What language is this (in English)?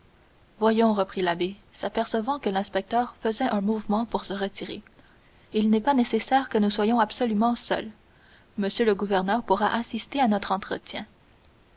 French